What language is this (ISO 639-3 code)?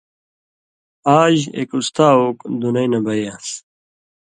mvy